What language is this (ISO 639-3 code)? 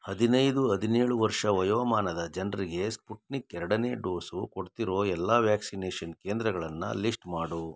kan